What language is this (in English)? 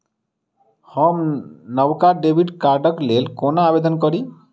Maithili